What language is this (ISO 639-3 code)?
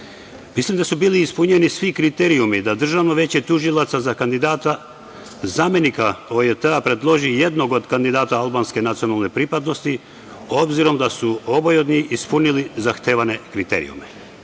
srp